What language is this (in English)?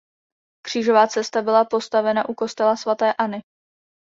Czech